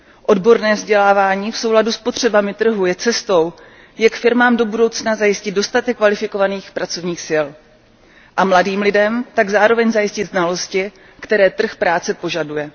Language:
Czech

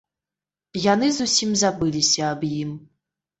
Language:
Belarusian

